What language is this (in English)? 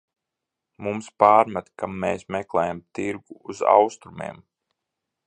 Latvian